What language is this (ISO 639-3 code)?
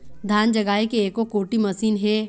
hne